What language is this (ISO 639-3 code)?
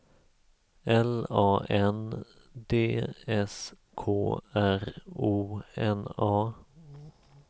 swe